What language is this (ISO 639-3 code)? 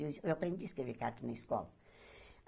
por